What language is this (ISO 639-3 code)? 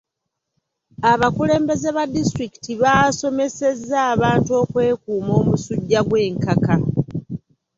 lug